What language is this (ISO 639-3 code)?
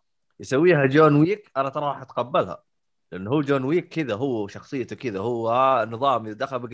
ara